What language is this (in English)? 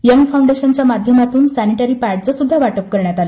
Marathi